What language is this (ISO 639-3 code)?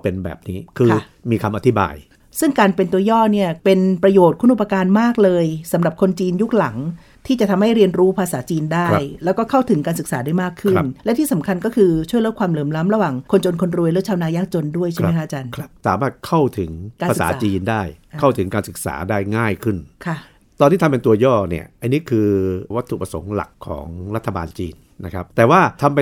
tha